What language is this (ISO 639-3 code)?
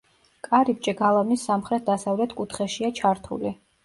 kat